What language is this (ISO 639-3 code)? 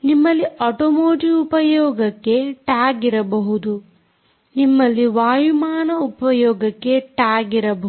kan